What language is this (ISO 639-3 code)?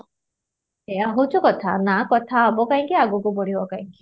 ori